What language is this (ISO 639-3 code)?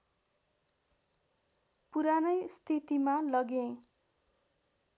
nep